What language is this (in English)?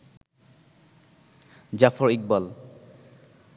Bangla